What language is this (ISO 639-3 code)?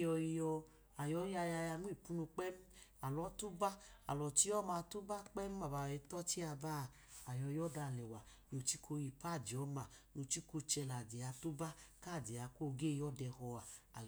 idu